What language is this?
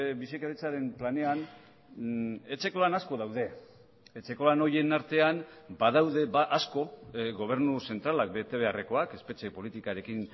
Basque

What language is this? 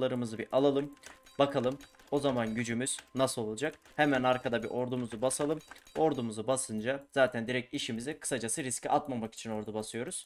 Turkish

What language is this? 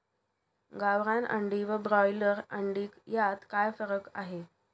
Marathi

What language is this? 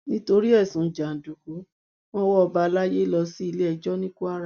Yoruba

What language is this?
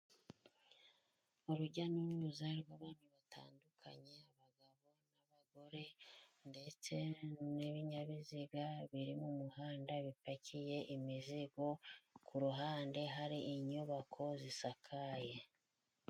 Kinyarwanda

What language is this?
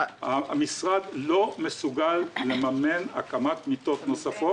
Hebrew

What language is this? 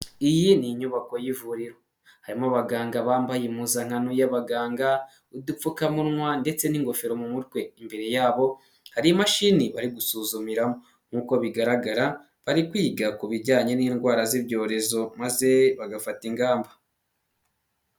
Kinyarwanda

